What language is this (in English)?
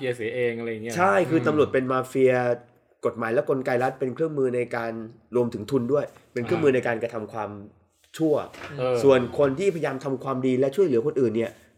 Thai